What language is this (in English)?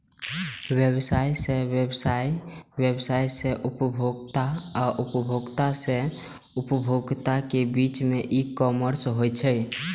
Maithili